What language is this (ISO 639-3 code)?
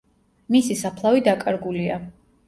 kat